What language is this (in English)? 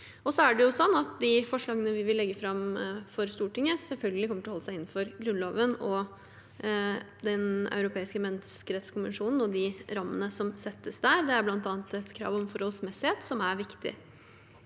Norwegian